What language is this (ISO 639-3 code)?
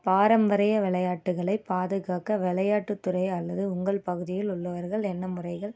tam